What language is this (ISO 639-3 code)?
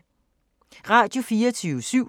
dan